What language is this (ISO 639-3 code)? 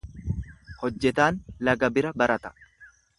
orm